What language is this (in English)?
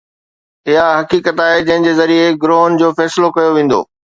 Sindhi